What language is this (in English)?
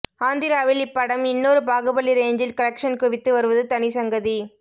Tamil